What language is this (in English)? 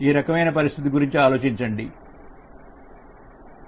Telugu